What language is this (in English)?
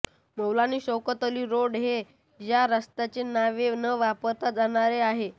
Marathi